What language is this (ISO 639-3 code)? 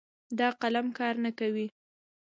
pus